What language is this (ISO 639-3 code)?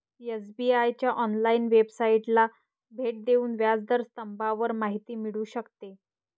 mar